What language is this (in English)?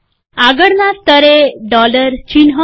Gujarati